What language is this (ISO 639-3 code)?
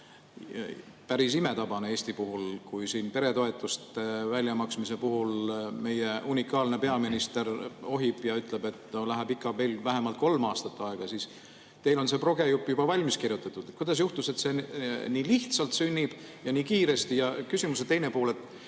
est